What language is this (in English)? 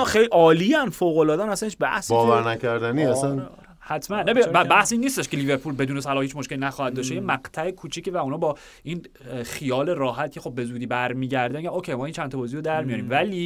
Persian